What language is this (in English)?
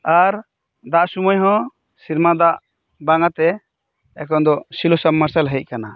Santali